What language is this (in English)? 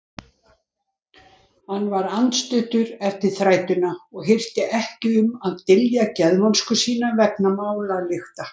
Icelandic